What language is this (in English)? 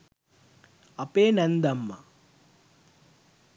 Sinhala